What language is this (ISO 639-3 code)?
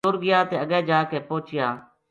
gju